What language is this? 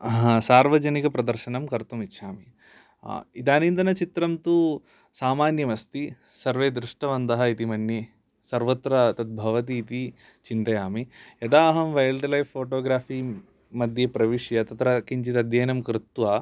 Sanskrit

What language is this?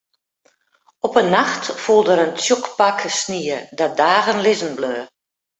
Western Frisian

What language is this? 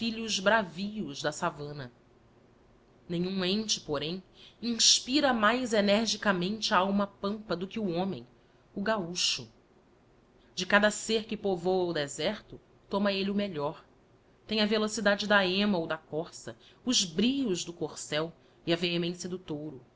Portuguese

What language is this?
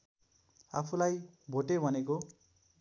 Nepali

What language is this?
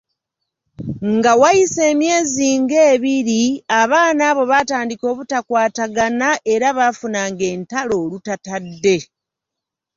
Ganda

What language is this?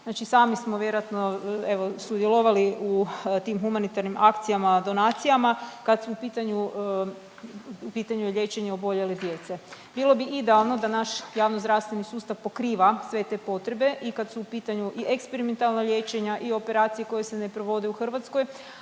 Croatian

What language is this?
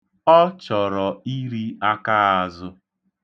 Igbo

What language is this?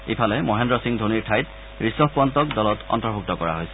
Assamese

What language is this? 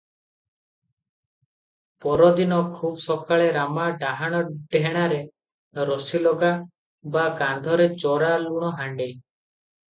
Odia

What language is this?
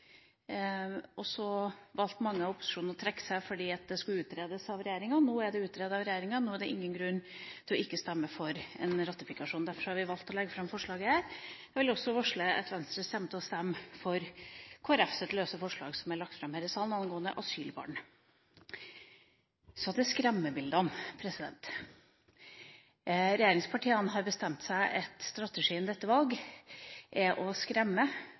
Norwegian Bokmål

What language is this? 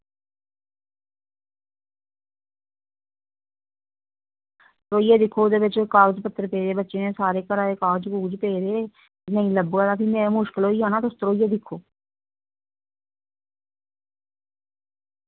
Dogri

